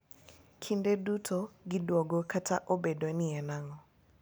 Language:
Luo (Kenya and Tanzania)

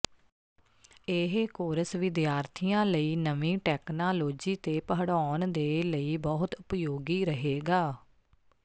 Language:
Punjabi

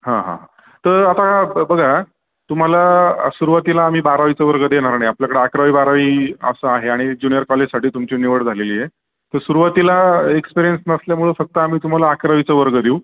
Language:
Marathi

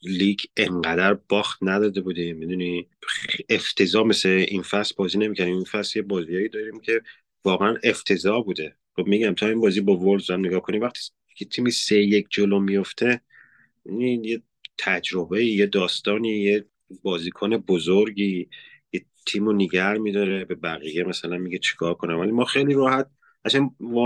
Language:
Persian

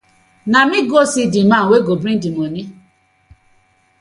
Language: Nigerian Pidgin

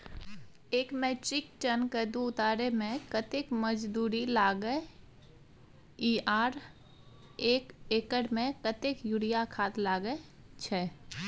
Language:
Maithili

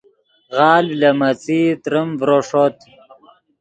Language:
Yidgha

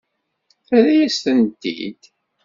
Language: Kabyle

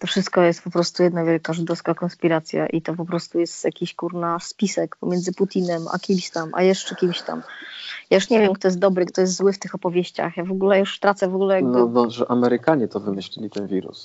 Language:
Polish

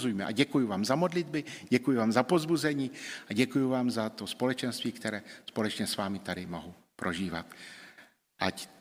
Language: Czech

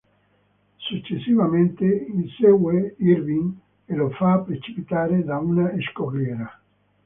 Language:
Italian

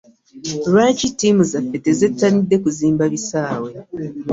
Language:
Ganda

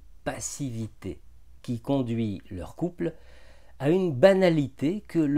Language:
French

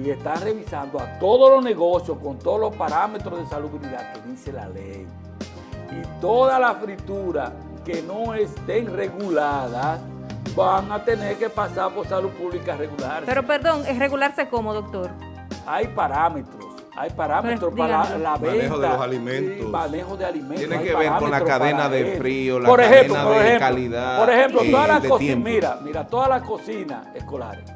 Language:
Spanish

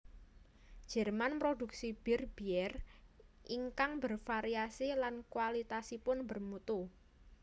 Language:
Javanese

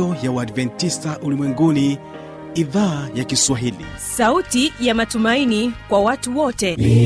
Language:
Swahili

